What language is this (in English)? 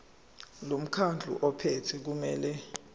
Zulu